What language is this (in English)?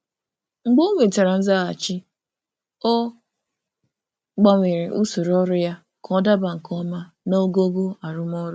Igbo